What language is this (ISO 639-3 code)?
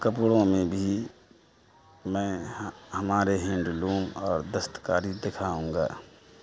urd